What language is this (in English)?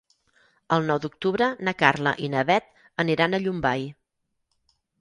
Catalan